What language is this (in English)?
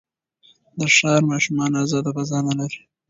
Pashto